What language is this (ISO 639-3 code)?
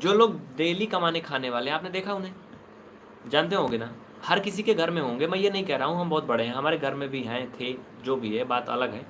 hin